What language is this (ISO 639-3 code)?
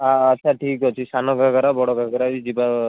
ori